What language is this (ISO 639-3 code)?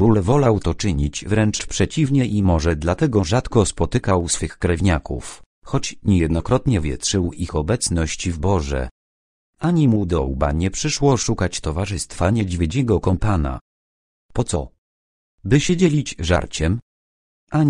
pol